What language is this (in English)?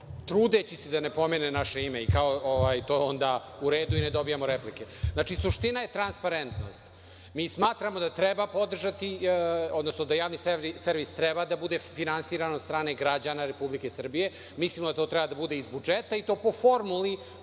Serbian